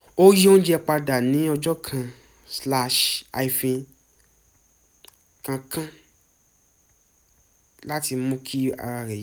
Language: Yoruba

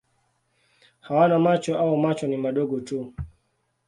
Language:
Swahili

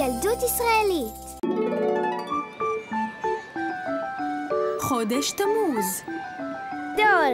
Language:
Hebrew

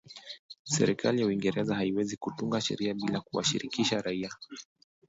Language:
Swahili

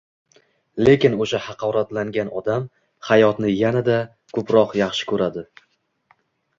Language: Uzbek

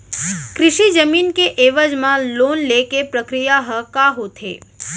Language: Chhattisgarhi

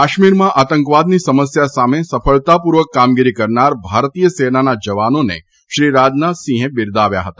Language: Gujarati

